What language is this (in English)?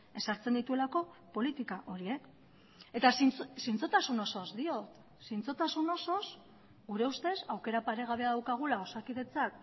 Basque